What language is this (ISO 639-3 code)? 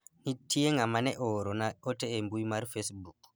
luo